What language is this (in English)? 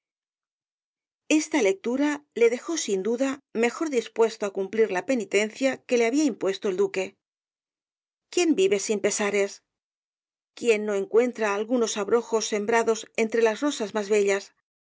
Spanish